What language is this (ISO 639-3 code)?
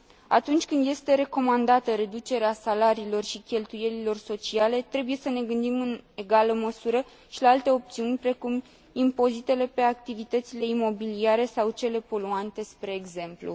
ron